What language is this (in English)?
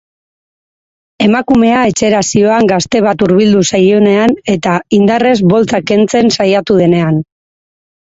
Basque